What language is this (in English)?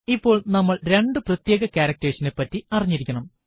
Malayalam